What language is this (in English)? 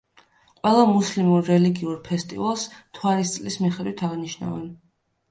Georgian